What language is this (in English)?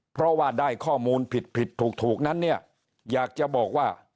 Thai